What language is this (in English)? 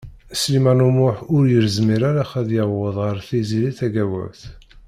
Kabyle